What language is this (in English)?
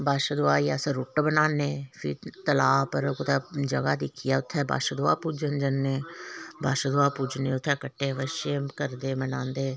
Dogri